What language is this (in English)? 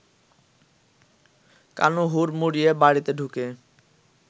Bangla